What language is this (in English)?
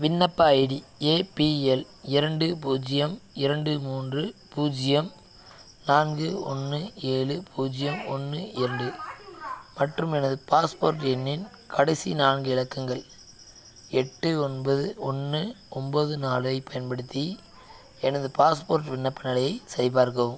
Tamil